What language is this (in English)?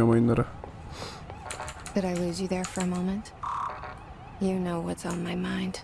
Turkish